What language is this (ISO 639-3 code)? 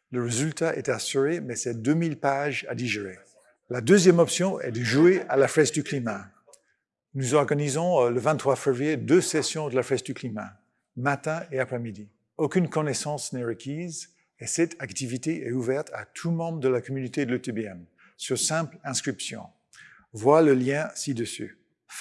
fra